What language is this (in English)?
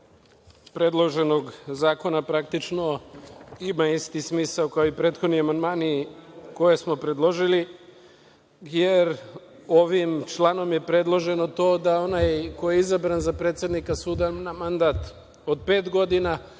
Serbian